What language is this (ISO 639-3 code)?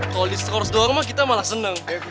ind